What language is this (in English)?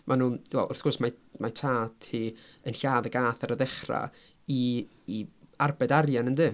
Welsh